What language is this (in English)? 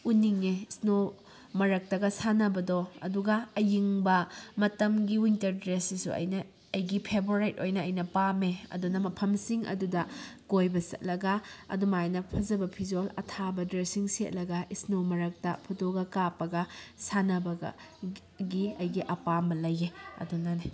Manipuri